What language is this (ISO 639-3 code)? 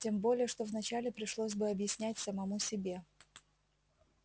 rus